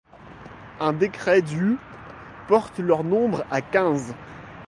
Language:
French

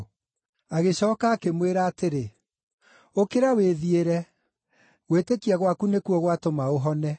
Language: Kikuyu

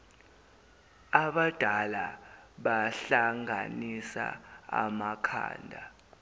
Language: Zulu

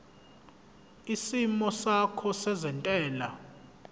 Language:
Zulu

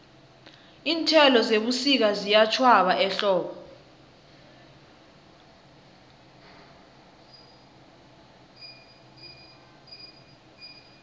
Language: South Ndebele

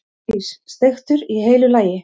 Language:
Icelandic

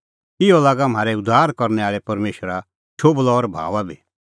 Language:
Kullu Pahari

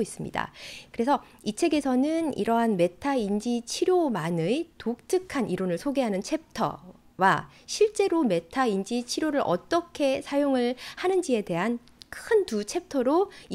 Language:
Korean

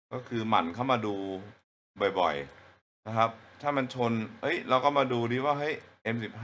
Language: Thai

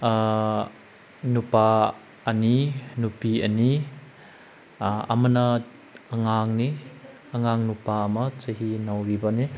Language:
Manipuri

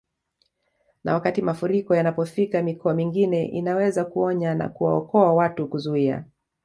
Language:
Swahili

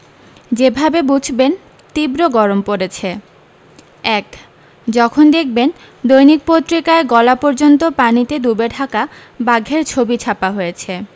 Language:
Bangla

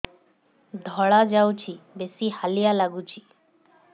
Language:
Odia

